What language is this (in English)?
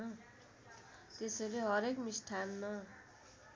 Nepali